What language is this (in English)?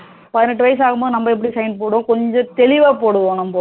Tamil